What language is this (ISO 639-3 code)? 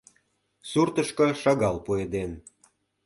chm